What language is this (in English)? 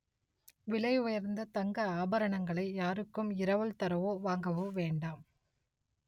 Tamil